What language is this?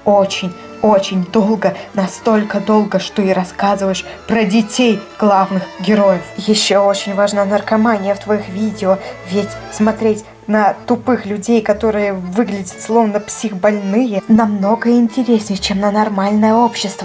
Russian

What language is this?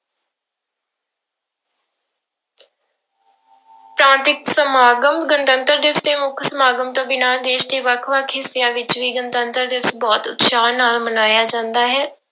Punjabi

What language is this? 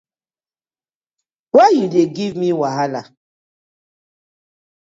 Nigerian Pidgin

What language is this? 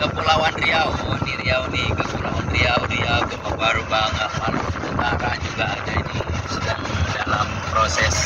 Indonesian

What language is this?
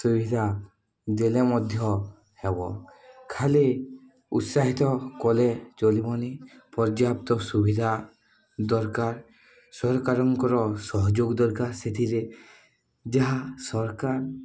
Odia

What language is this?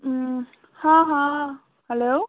Kashmiri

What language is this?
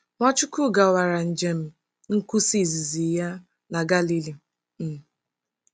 Igbo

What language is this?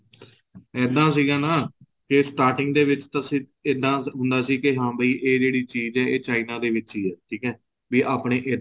Punjabi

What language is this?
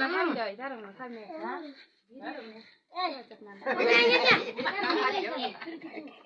Nepali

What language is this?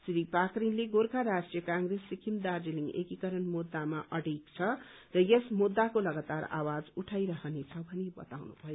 Nepali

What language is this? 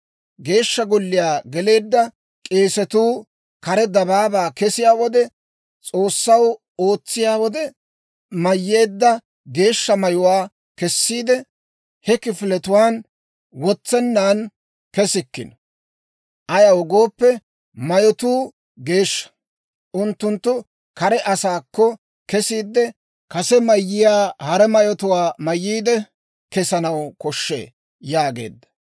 Dawro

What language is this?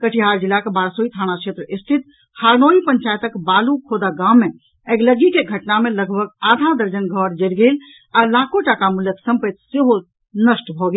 Maithili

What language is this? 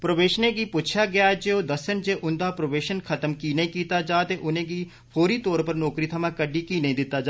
Dogri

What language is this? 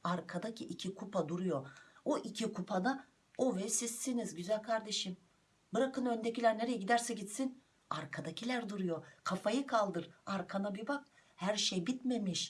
Turkish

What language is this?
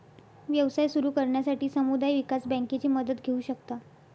Marathi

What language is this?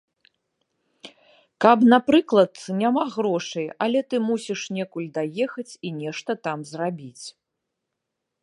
Belarusian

